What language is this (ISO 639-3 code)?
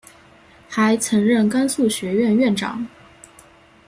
zho